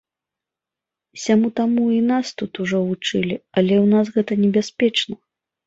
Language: Belarusian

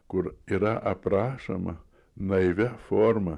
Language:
Lithuanian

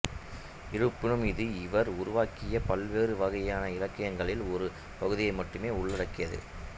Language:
Tamil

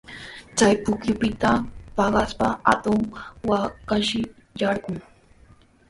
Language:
Sihuas Ancash Quechua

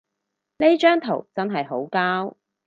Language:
Cantonese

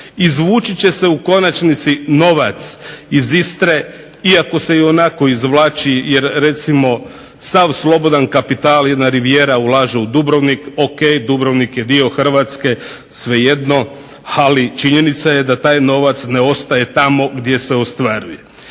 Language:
Croatian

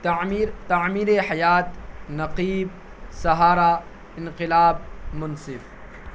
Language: Urdu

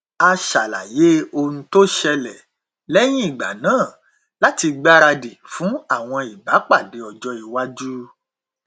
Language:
Yoruba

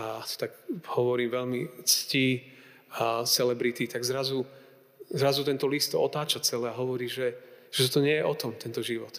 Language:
Slovak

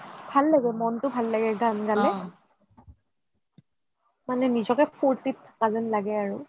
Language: Assamese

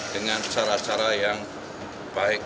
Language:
Indonesian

